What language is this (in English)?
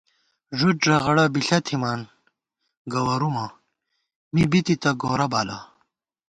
Gawar-Bati